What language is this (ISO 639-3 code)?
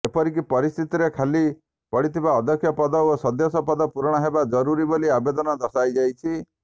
ori